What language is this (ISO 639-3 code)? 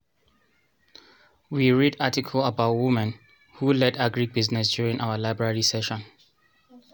pcm